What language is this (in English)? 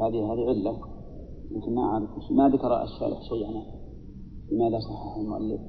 Arabic